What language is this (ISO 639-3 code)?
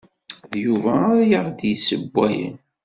kab